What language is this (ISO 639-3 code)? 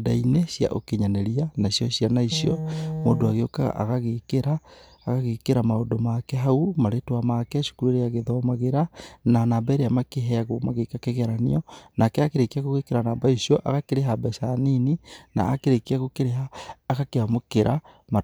kik